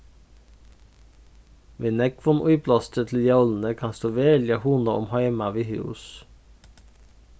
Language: Faroese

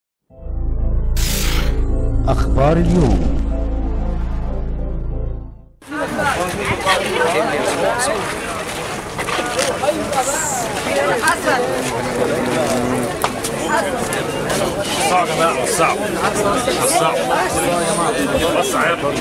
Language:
Arabic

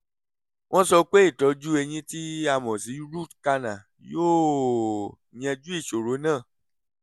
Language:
Yoruba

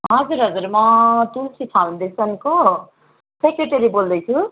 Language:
Nepali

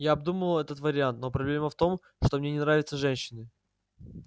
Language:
Russian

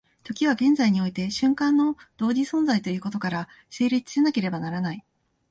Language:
Japanese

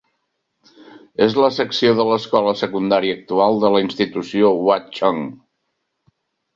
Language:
Catalan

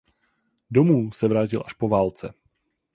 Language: Czech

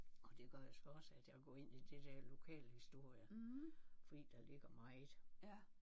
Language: Danish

